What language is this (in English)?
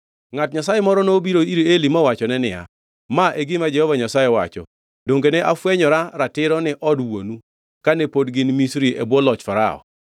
Luo (Kenya and Tanzania)